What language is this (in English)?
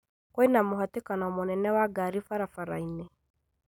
Kikuyu